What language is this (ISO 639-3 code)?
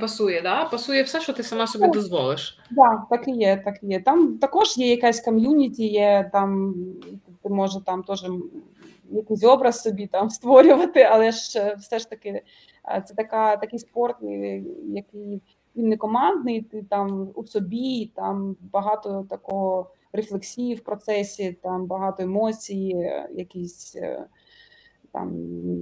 ukr